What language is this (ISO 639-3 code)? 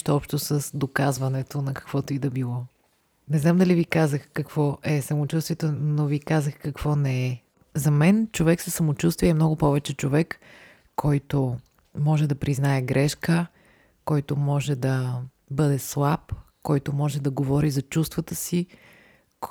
bul